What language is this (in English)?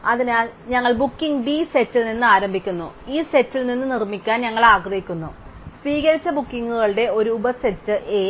Malayalam